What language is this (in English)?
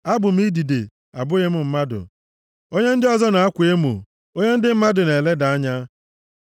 Igbo